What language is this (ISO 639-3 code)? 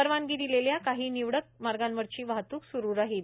mar